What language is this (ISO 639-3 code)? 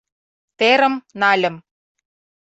chm